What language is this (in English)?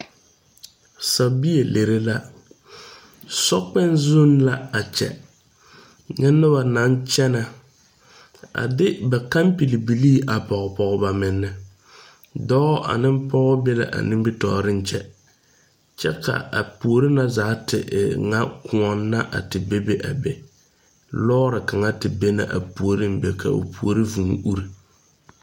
Southern Dagaare